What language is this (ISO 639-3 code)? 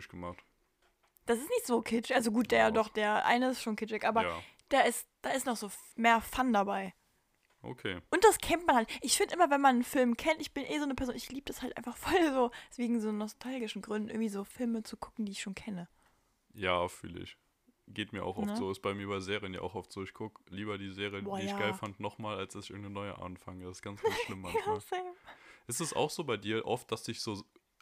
deu